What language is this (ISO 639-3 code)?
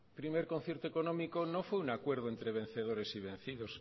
spa